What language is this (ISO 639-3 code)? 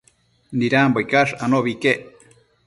mcf